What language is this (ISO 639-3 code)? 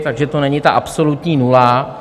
ces